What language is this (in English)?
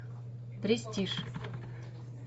Russian